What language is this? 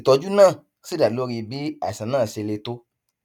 Yoruba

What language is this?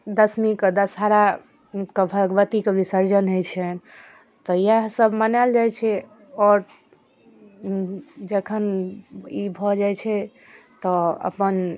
Maithili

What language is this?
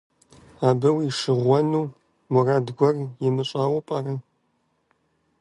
Kabardian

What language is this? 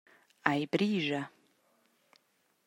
Romansh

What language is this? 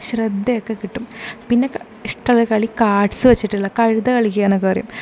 Malayalam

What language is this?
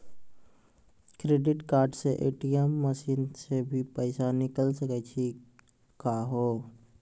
Maithili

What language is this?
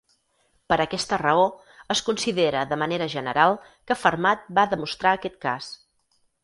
Catalan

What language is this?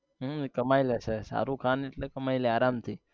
Gujarati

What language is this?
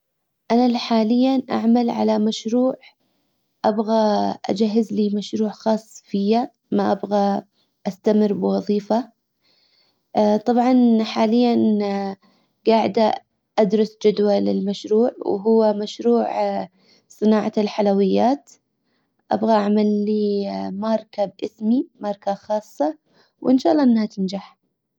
Hijazi Arabic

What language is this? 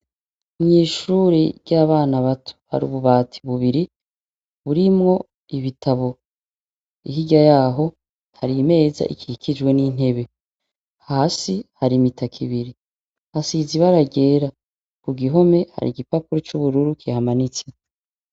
Rundi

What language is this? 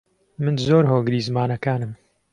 Central Kurdish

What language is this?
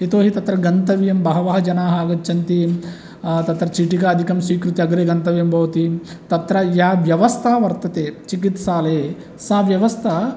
Sanskrit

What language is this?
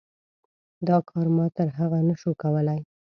Pashto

